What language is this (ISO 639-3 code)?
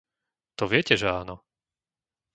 slk